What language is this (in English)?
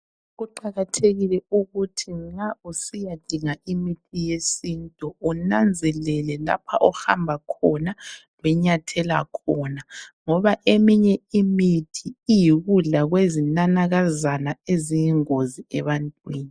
North Ndebele